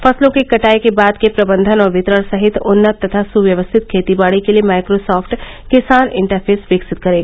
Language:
Hindi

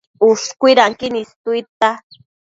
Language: Matsés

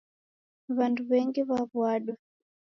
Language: Taita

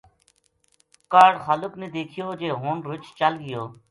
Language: Gujari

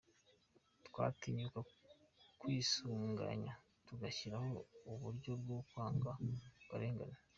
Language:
Kinyarwanda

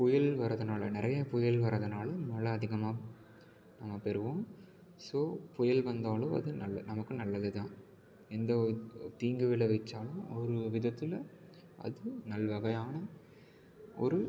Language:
Tamil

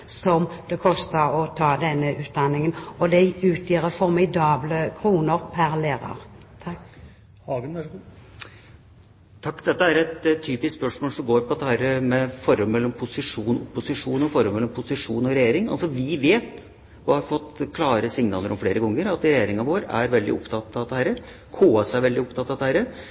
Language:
Norwegian Bokmål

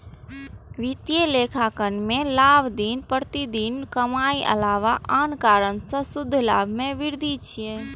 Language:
Maithili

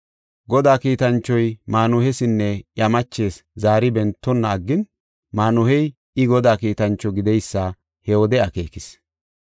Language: Gofa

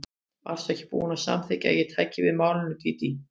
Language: Icelandic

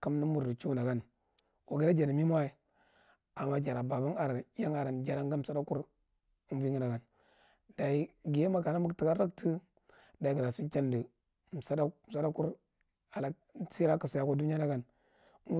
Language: Marghi Central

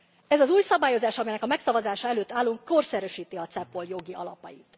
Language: Hungarian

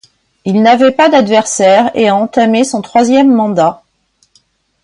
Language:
French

